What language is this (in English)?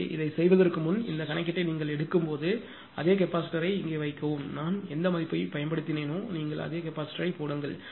Tamil